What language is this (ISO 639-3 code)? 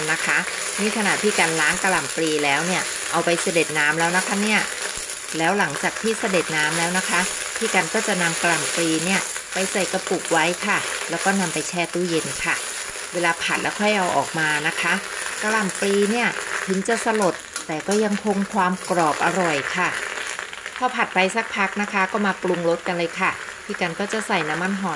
tha